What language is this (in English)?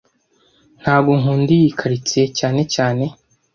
Kinyarwanda